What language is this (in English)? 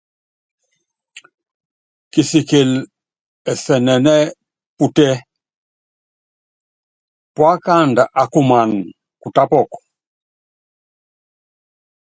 Yangben